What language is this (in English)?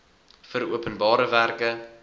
Afrikaans